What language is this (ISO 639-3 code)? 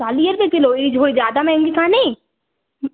snd